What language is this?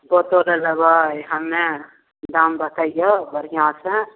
Maithili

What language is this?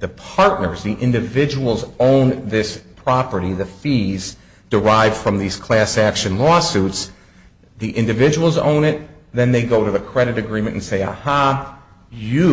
English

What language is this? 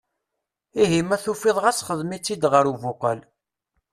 Kabyle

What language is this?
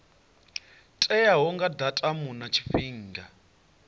Venda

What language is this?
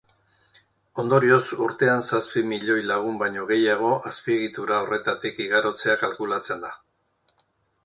Basque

